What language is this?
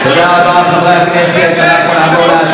Hebrew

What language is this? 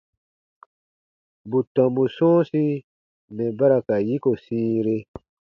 Baatonum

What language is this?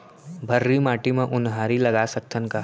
Chhattisgarhi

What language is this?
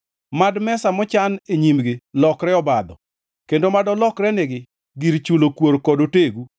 Luo (Kenya and Tanzania)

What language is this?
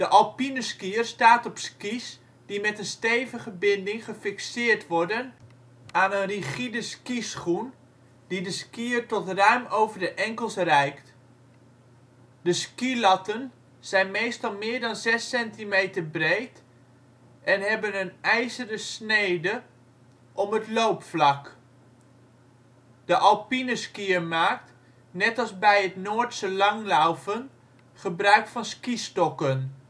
Dutch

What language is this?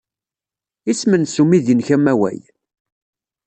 Kabyle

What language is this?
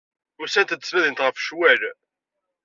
Kabyle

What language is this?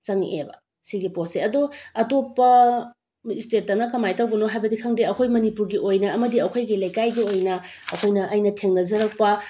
Manipuri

